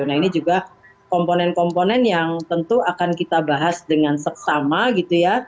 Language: Indonesian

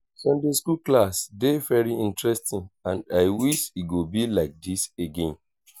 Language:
Nigerian Pidgin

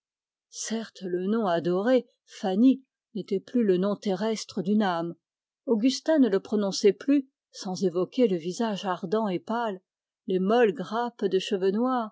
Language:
French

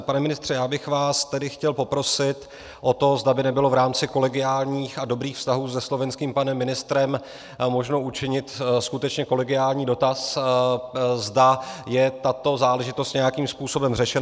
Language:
Czech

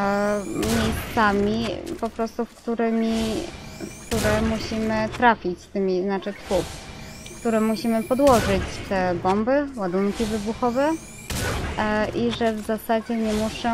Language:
Polish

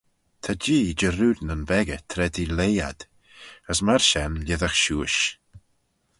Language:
Manx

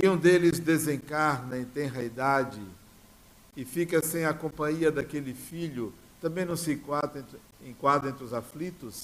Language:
Portuguese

